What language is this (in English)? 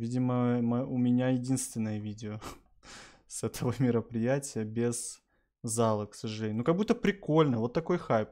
Russian